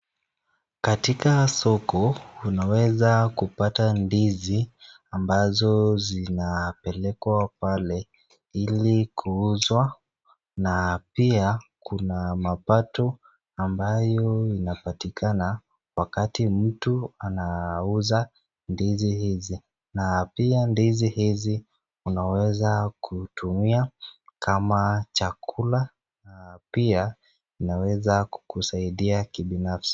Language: Swahili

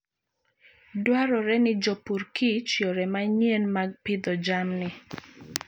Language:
Luo (Kenya and Tanzania)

